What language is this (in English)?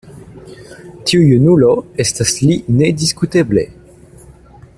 Esperanto